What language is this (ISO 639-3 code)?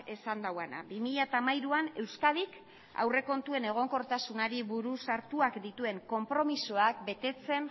eus